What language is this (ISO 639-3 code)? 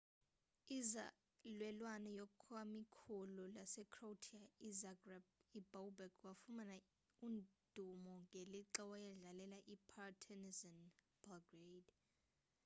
xho